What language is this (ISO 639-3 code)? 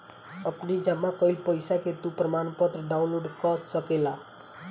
bho